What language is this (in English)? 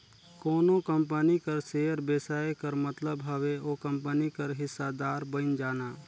Chhattisgarhi